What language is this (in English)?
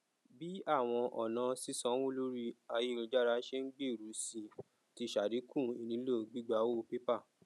Yoruba